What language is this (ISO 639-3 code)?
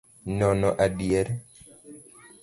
luo